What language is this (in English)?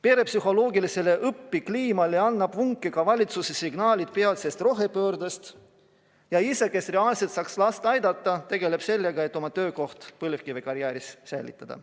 Estonian